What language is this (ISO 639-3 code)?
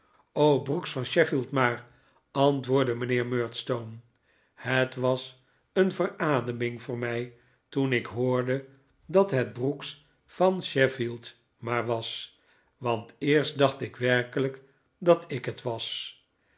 nld